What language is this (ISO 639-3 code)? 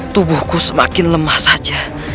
ind